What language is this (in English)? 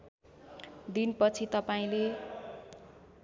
Nepali